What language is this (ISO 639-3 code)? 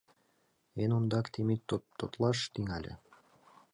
chm